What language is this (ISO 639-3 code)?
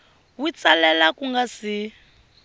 tso